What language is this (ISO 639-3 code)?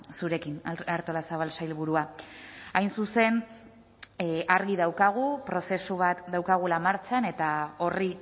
eus